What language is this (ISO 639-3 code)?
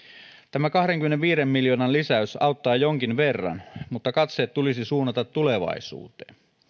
fin